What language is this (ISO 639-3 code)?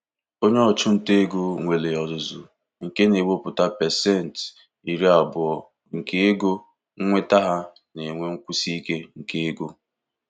ibo